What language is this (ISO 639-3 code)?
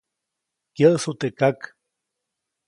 zoc